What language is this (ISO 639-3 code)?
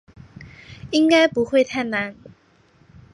zho